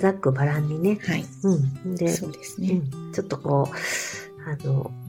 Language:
Japanese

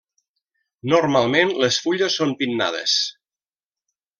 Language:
Catalan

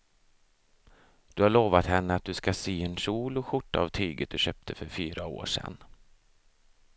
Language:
Swedish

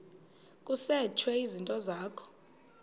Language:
Xhosa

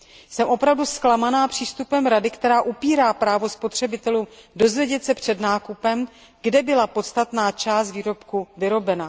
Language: Czech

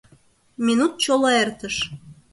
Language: Mari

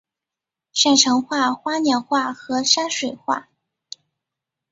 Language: Chinese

